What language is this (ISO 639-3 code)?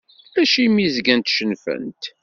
kab